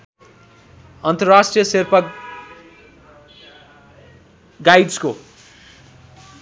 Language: Nepali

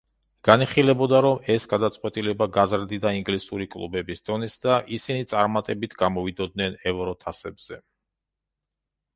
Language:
Georgian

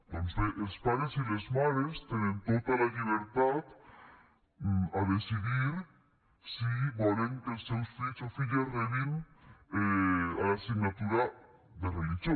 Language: Catalan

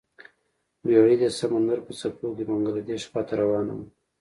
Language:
Pashto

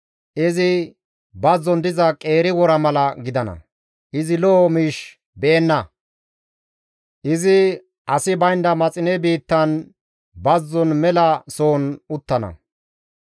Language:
Gamo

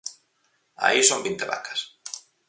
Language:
Galician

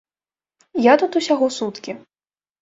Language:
Belarusian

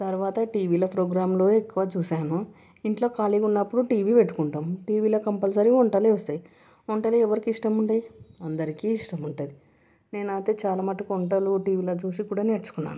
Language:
Telugu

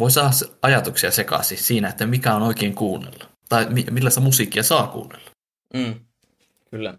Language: Finnish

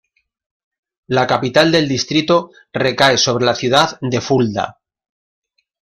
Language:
Spanish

